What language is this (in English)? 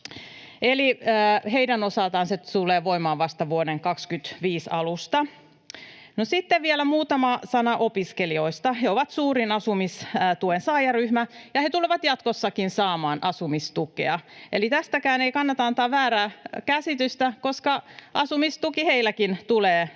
Finnish